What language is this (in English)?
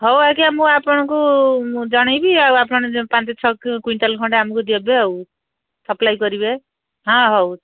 Odia